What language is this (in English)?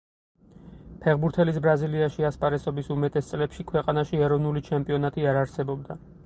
Georgian